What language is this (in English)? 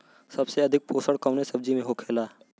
Bhojpuri